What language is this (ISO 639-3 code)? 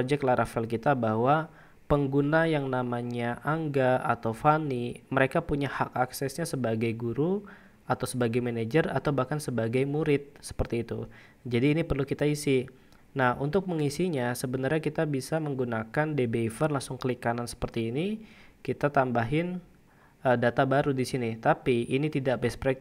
ind